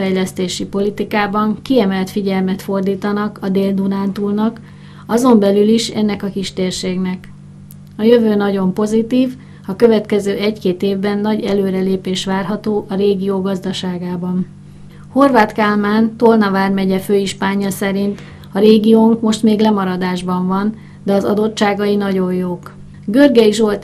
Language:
Hungarian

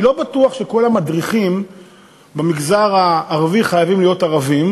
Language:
Hebrew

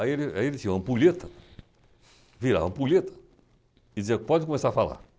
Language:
Portuguese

